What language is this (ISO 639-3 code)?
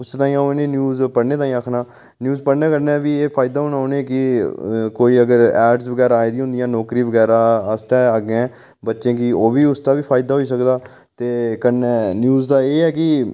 doi